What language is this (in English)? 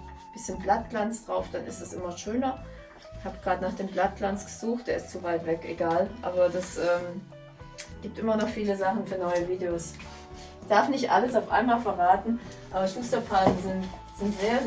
German